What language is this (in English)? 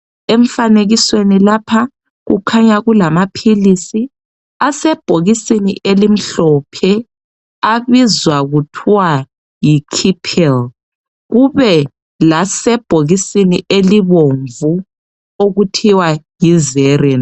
North Ndebele